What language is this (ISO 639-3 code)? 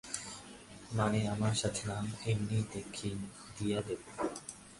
ben